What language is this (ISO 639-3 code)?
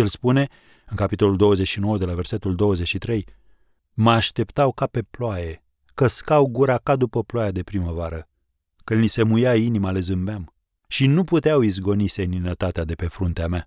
ron